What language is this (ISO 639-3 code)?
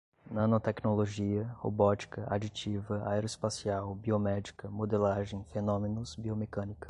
por